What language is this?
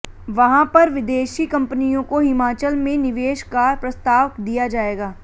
Hindi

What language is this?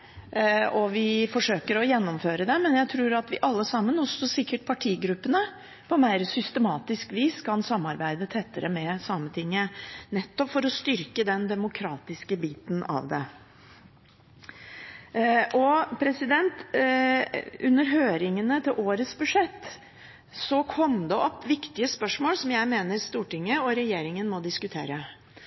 Norwegian Bokmål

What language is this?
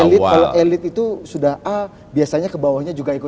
Indonesian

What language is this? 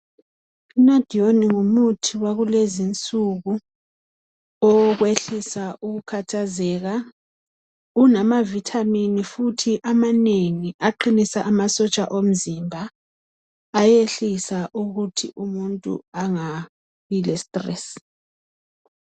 North Ndebele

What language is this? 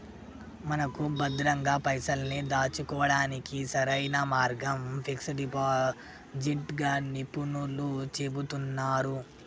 Telugu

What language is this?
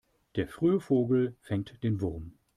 German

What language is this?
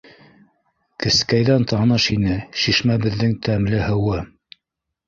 Bashkir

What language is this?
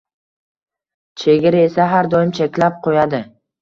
Uzbek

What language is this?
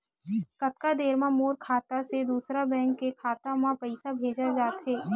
Chhattisgarhi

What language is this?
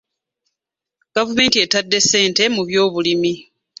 Ganda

